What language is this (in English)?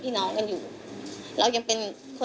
Thai